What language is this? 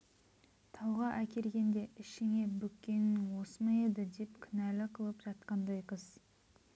Kazakh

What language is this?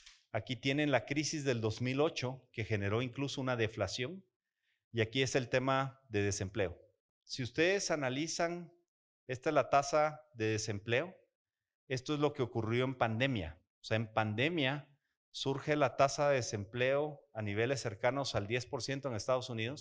Spanish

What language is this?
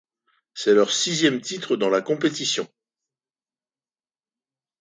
French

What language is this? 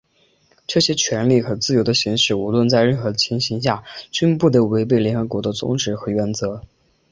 Chinese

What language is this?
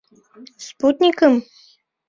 Mari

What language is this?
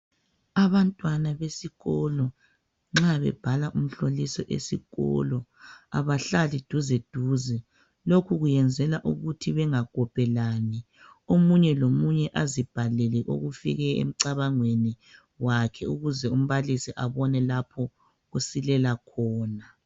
North Ndebele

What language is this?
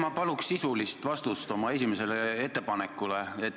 Estonian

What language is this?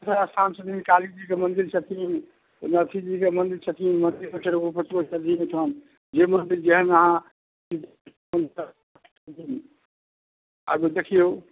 Maithili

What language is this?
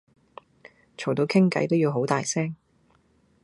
Cantonese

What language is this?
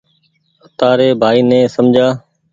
Goaria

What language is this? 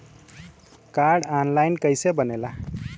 Bhojpuri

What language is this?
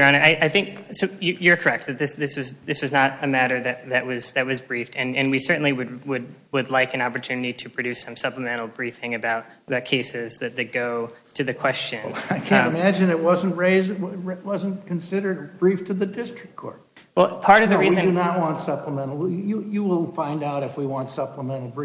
English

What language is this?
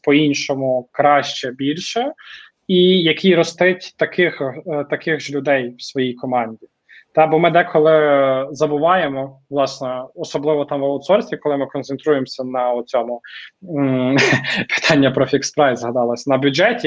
Ukrainian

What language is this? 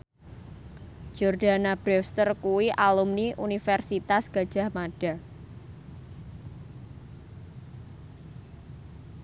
Javanese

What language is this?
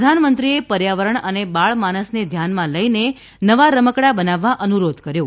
Gujarati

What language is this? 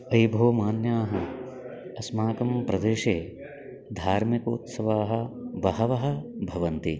Sanskrit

